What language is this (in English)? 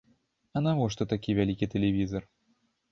Belarusian